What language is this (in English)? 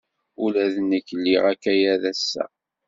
Kabyle